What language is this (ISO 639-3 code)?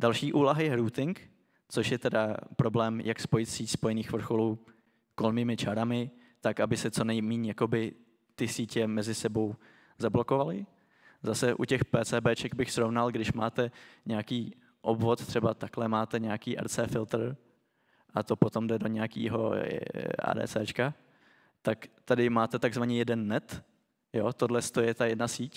ces